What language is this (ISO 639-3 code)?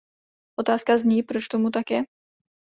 ces